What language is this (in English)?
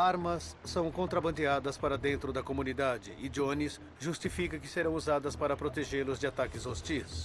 Portuguese